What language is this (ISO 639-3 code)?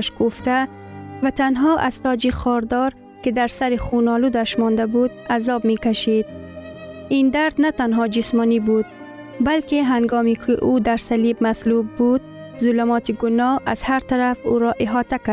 fas